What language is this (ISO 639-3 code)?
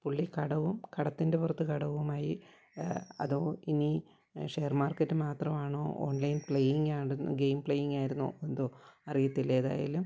mal